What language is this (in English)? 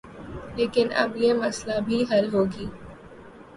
Urdu